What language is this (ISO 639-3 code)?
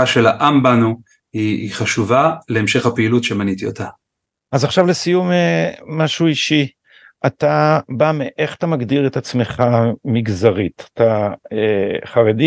heb